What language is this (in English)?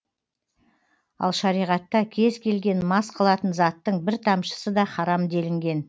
Kazakh